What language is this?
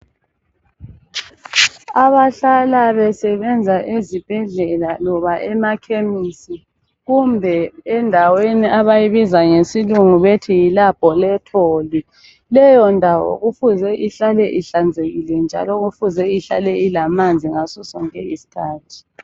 North Ndebele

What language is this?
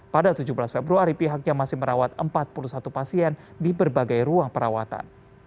Indonesian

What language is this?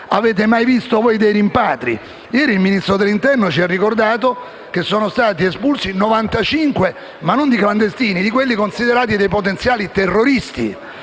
Italian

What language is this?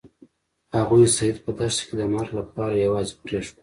Pashto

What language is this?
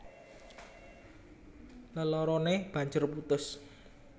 Javanese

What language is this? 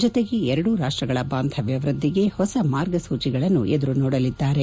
Kannada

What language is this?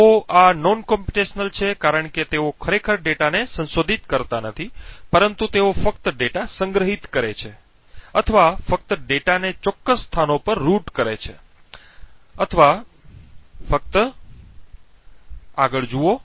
Gujarati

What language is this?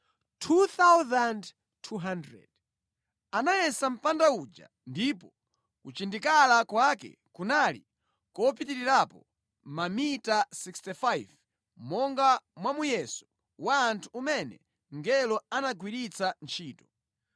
Nyanja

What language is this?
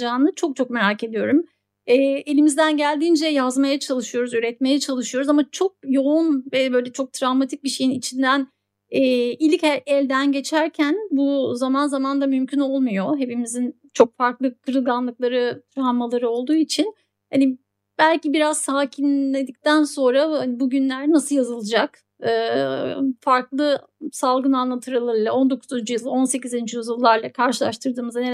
Turkish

